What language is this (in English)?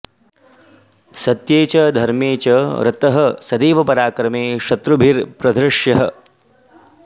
Sanskrit